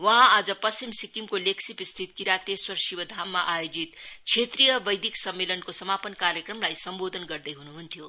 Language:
Nepali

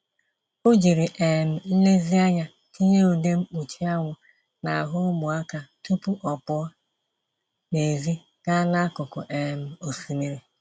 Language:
Igbo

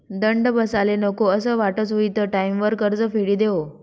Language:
Marathi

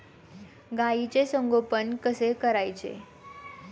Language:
Marathi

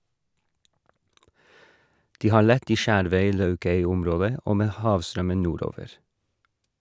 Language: Norwegian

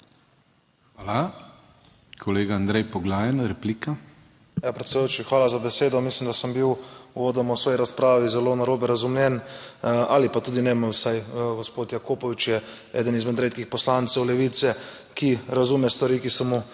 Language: Slovenian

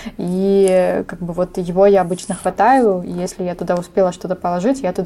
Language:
Russian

